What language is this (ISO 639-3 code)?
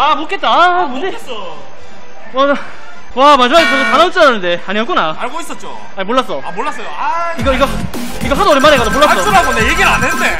kor